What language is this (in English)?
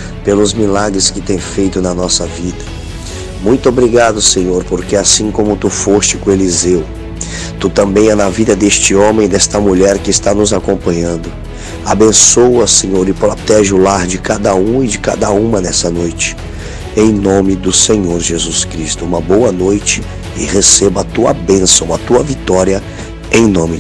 Portuguese